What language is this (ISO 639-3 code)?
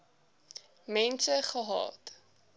afr